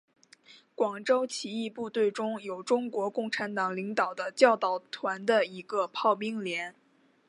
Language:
Chinese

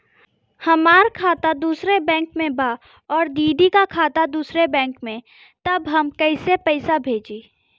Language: Bhojpuri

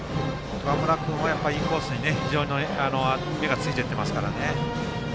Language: Japanese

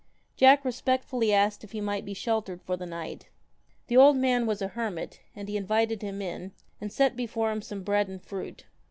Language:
English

